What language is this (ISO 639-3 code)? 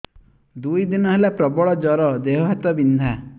ori